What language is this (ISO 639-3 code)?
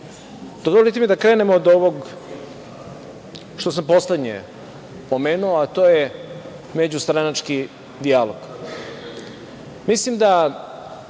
srp